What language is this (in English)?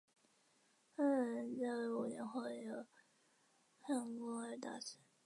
Chinese